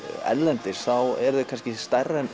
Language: Icelandic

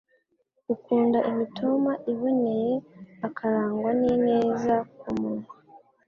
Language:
Kinyarwanda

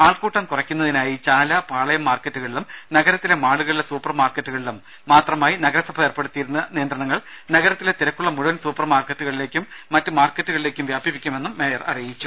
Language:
Malayalam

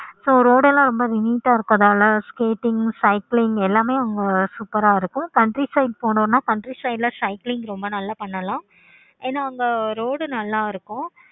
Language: Tamil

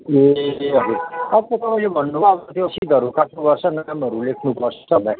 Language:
Nepali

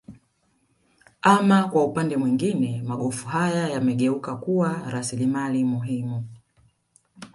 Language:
Swahili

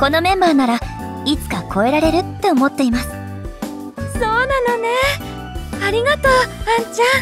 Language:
Japanese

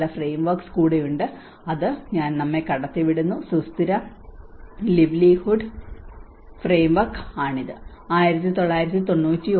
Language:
Malayalam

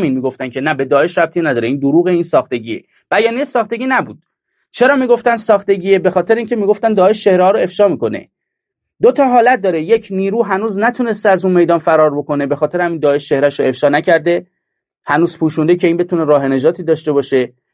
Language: Persian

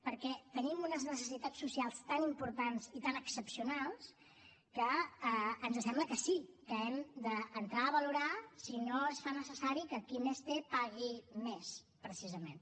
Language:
Catalan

